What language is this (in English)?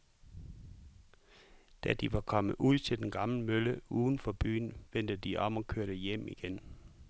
Danish